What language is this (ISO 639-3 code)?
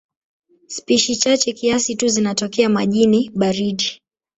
swa